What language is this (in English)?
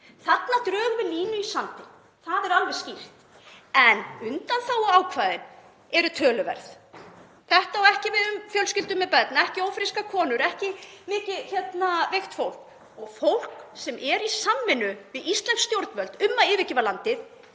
Icelandic